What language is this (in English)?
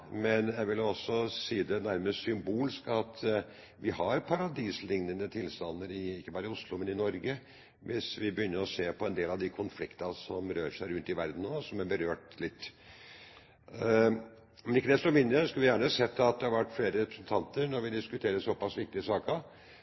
Norwegian Bokmål